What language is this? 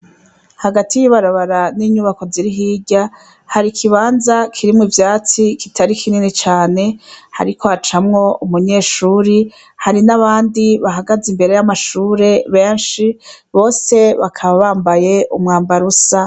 Rundi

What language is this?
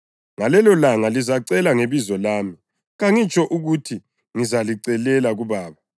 North Ndebele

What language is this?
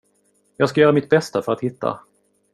Swedish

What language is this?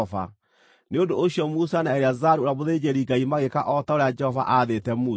Kikuyu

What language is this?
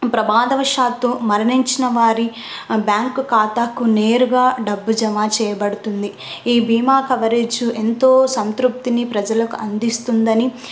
Telugu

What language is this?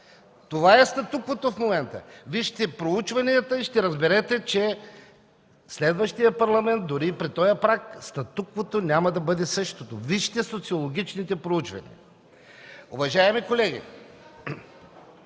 Bulgarian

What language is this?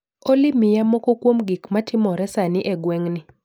Luo (Kenya and Tanzania)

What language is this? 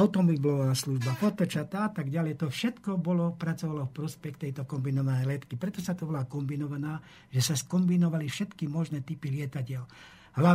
Slovak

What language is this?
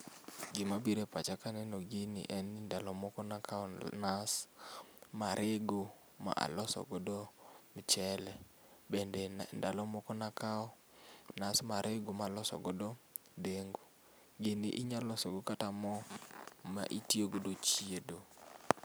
Luo (Kenya and Tanzania)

